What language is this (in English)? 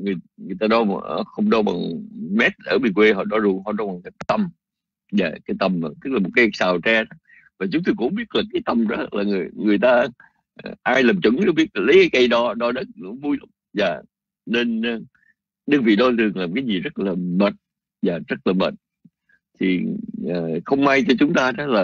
Vietnamese